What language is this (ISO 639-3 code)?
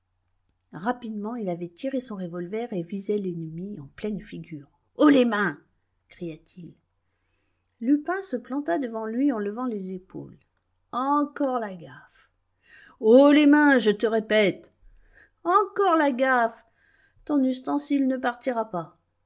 fra